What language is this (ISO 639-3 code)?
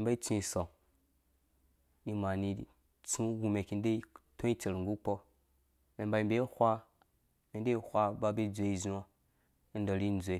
ldb